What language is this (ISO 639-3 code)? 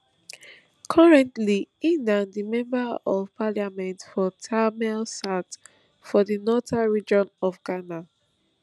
pcm